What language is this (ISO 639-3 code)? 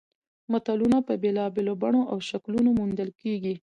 pus